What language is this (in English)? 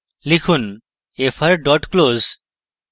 Bangla